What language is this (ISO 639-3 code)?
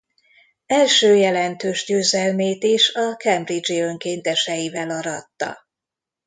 hun